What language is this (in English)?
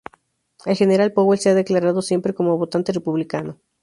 Spanish